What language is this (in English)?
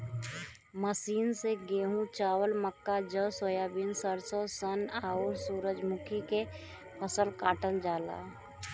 Bhojpuri